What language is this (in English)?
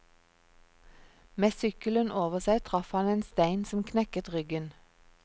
Norwegian